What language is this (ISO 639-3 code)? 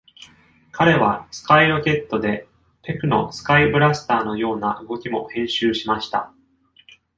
jpn